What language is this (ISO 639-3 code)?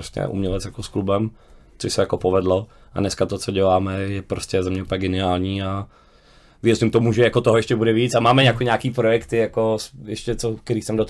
ces